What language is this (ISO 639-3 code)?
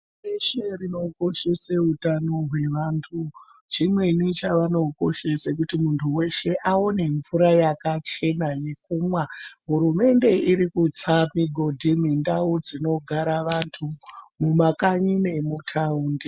ndc